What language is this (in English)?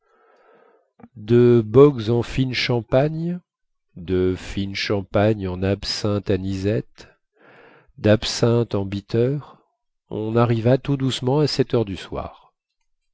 French